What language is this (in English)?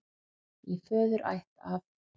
Icelandic